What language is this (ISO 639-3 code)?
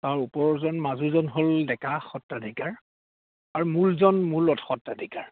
asm